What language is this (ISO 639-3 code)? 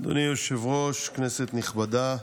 heb